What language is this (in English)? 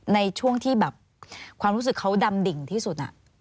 Thai